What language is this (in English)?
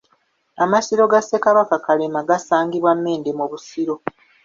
Ganda